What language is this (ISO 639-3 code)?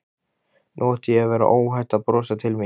isl